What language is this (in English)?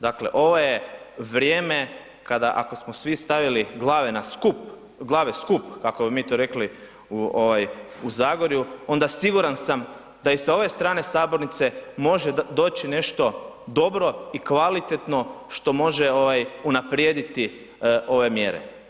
Croatian